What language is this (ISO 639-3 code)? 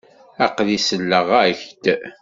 kab